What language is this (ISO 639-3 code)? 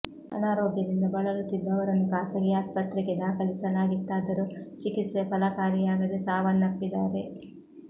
kan